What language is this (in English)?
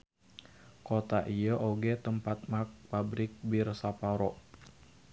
Sundanese